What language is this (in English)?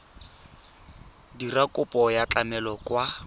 Tswana